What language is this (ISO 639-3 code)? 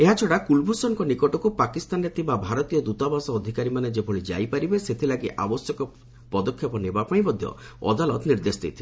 ori